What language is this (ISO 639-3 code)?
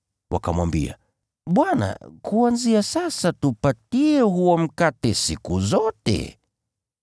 swa